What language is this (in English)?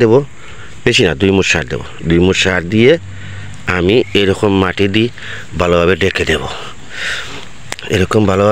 Turkish